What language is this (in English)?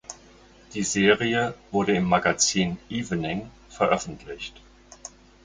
German